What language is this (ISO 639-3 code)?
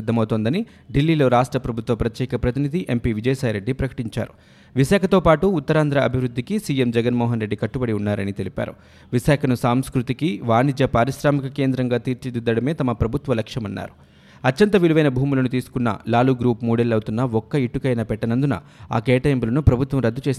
tel